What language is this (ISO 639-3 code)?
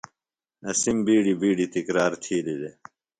phl